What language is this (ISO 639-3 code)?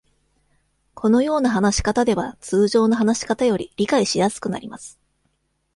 jpn